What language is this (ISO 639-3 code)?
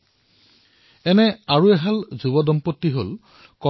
asm